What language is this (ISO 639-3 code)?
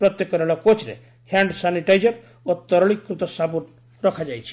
ori